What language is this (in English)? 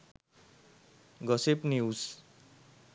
Sinhala